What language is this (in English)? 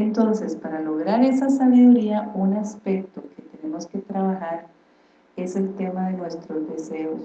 Spanish